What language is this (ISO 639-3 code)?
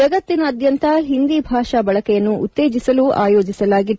kan